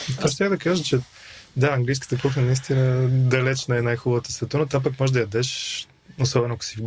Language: Bulgarian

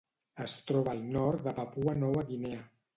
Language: Catalan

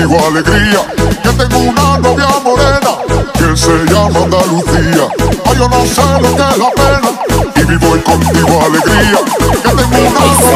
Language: Russian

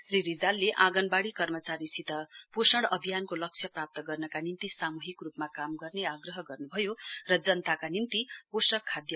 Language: Nepali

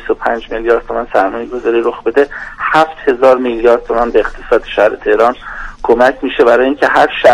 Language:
Persian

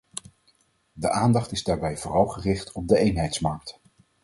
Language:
Dutch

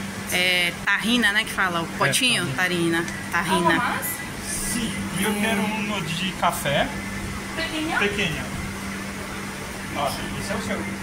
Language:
Portuguese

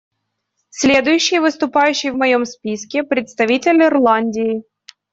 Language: Russian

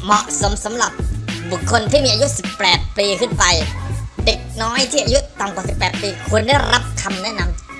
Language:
Thai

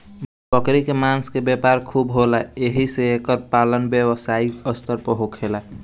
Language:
Bhojpuri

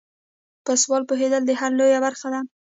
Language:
Pashto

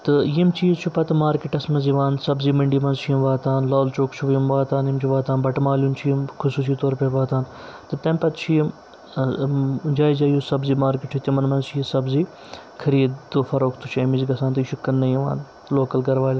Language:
Kashmiri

